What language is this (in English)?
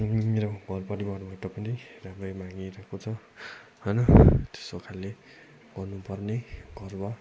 Nepali